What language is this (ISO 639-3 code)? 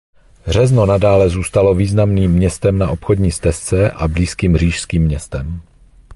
ces